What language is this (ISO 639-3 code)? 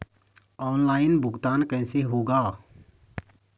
hin